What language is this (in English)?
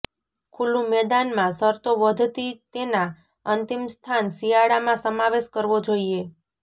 Gujarati